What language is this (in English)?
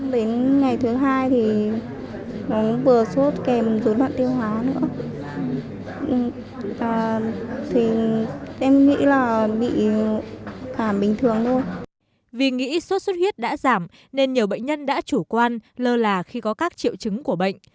Vietnamese